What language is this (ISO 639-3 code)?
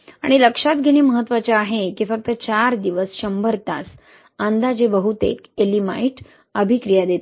mar